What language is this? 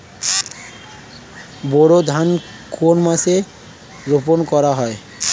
Bangla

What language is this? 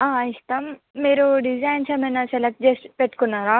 Telugu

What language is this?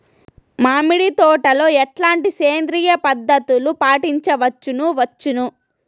Telugu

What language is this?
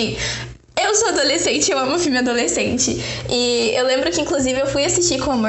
Portuguese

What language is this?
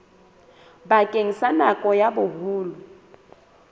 Southern Sotho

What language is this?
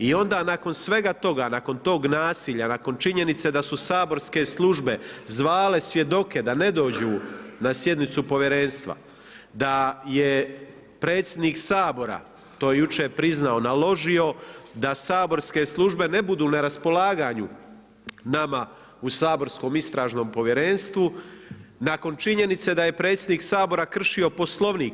Croatian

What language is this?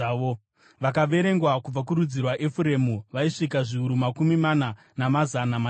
Shona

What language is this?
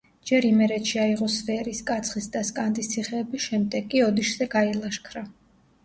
Georgian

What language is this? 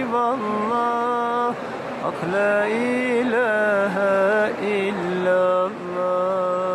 Turkish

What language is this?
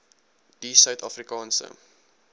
Afrikaans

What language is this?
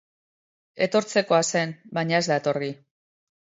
Basque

